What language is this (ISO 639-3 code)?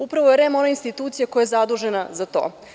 srp